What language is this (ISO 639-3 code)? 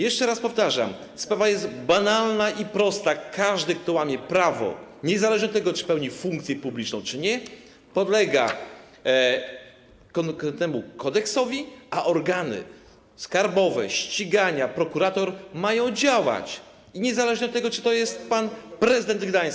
pol